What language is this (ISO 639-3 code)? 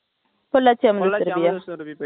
tam